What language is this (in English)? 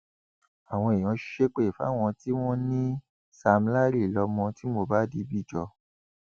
Yoruba